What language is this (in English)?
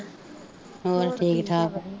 Punjabi